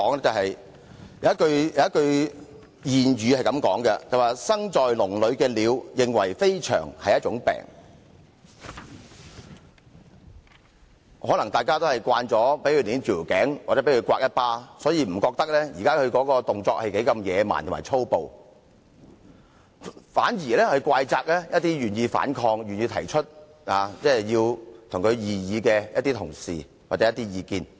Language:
Cantonese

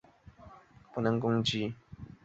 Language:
Chinese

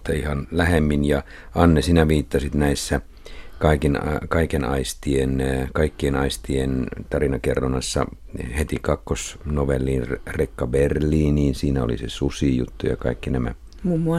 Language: Finnish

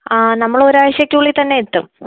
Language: Malayalam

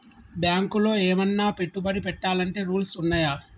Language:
Telugu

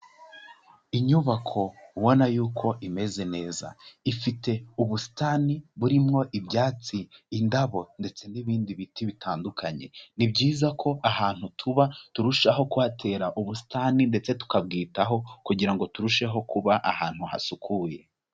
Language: Kinyarwanda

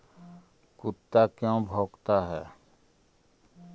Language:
Magahi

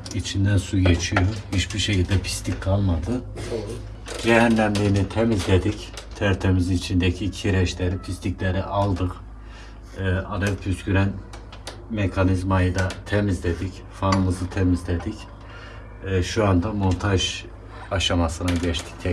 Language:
Turkish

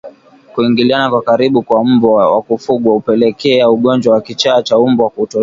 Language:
Swahili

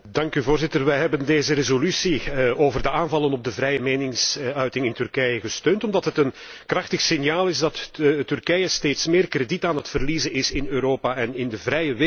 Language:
Dutch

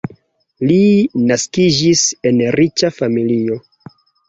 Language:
Esperanto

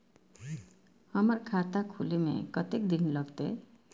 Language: Maithili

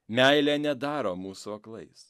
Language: Lithuanian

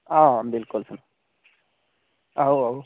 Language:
Dogri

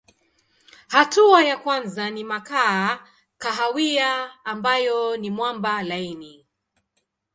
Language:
Swahili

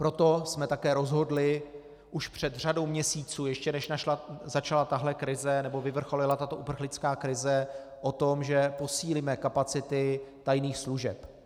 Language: Czech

